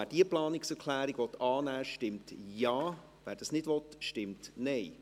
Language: Swiss German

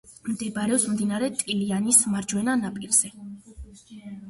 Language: Georgian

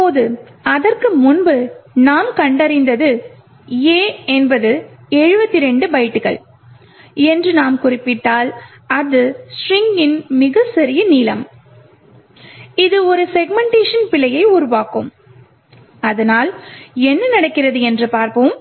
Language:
Tamil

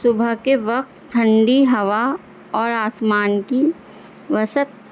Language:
Urdu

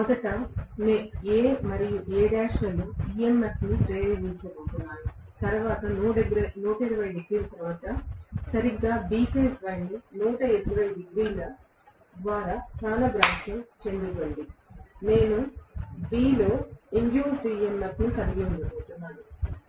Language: Telugu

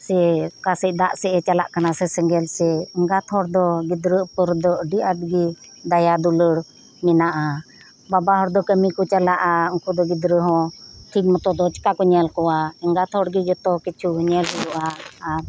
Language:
Santali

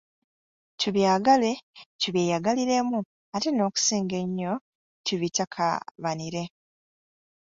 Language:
Ganda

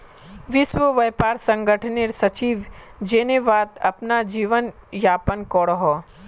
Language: Magahi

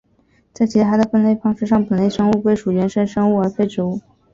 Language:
Chinese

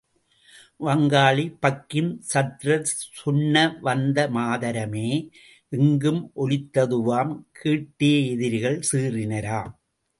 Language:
Tamil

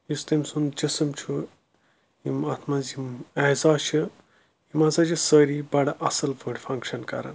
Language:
Kashmiri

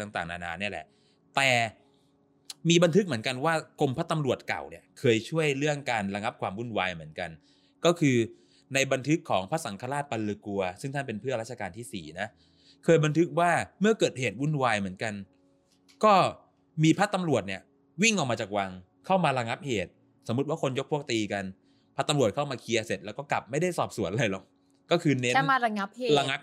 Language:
Thai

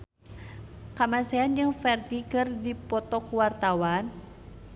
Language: Sundanese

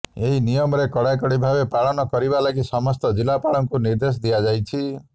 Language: Odia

